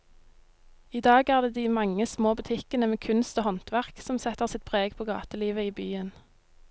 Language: Norwegian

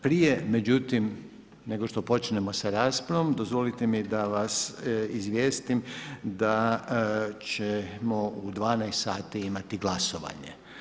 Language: Croatian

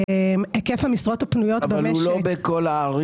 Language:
Hebrew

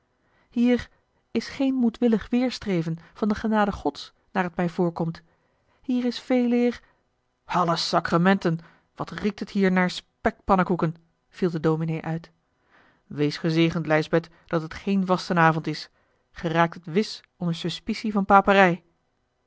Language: Dutch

